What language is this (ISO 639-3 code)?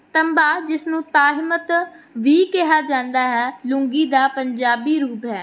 pan